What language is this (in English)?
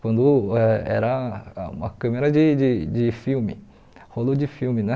Portuguese